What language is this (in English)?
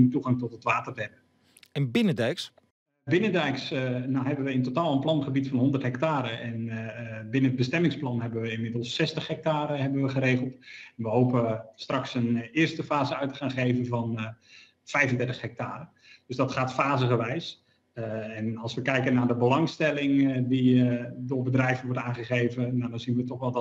Dutch